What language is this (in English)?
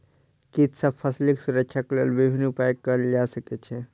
Maithili